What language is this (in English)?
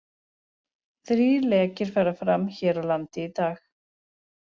Icelandic